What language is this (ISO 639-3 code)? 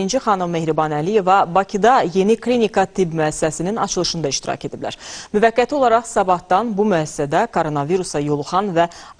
tur